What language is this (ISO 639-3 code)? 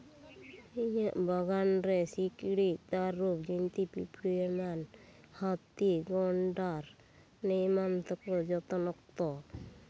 sat